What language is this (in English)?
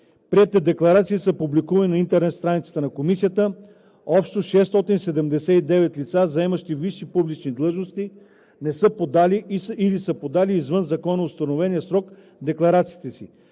Bulgarian